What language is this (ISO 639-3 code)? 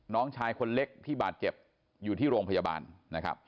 tha